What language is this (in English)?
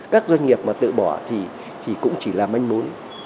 Vietnamese